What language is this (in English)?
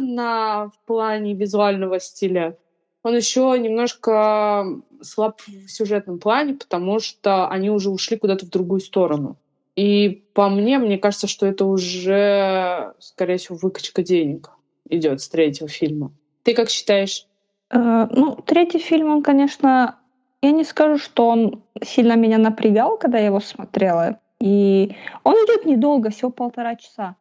Russian